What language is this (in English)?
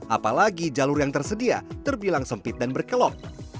Indonesian